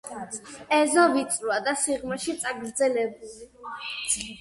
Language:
Georgian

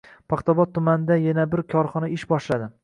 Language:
Uzbek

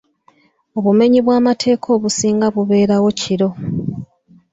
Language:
Ganda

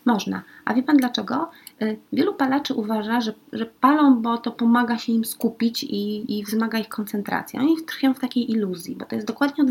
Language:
Polish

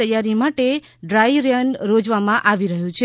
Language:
Gujarati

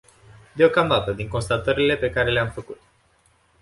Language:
Romanian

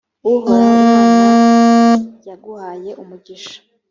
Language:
Kinyarwanda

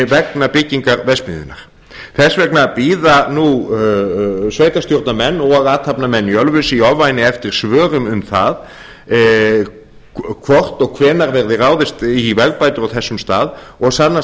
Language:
Icelandic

